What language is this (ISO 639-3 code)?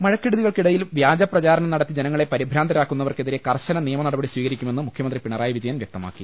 mal